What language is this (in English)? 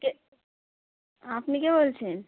Bangla